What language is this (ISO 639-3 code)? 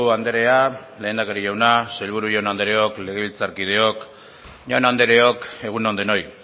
eus